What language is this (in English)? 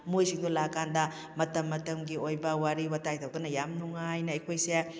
Manipuri